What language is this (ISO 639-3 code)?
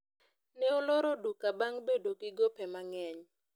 luo